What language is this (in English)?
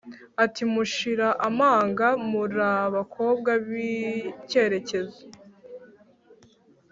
Kinyarwanda